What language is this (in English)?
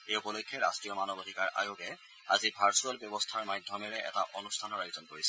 Assamese